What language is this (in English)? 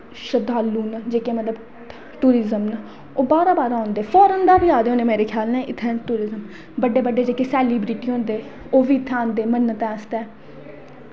Dogri